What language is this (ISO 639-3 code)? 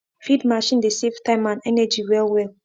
pcm